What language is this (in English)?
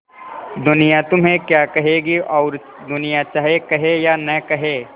Hindi